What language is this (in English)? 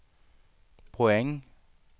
Swedish